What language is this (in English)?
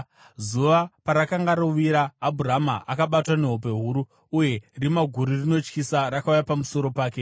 Shona